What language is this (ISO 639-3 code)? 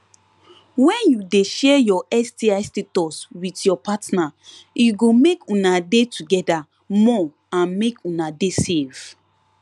pcm